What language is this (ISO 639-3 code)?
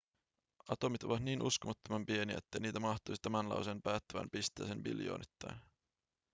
fin